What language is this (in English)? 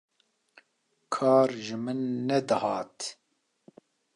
Kurdish